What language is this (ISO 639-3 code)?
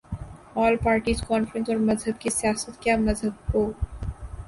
urd